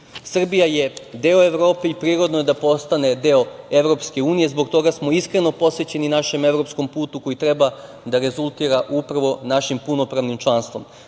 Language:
Serbian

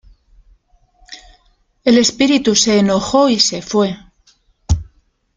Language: Spanish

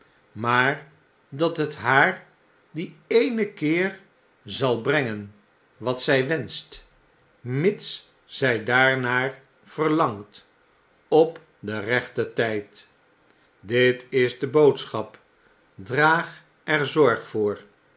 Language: Dutch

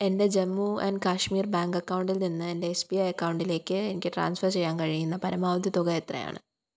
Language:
Malayalam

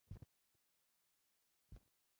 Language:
Chinese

